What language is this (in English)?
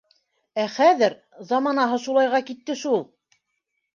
Bashkir